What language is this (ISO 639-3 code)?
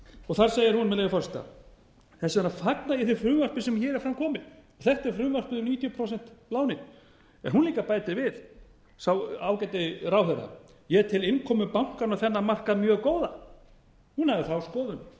isl